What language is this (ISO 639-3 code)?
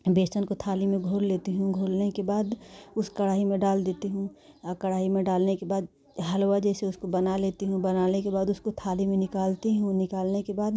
hin